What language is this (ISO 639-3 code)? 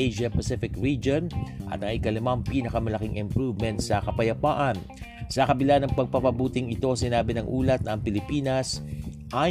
fil